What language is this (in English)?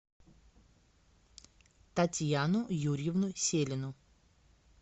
Russian